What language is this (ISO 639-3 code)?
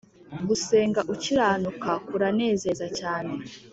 kin